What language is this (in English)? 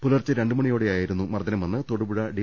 Malayalam